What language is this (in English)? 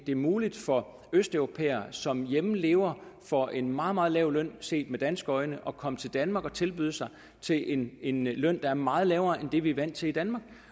Danish